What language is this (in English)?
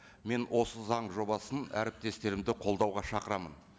Kazakh